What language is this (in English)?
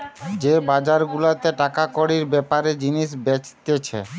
Bangla